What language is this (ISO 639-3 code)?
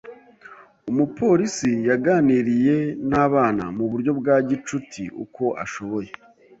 kin